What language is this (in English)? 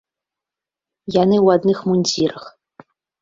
Belarusian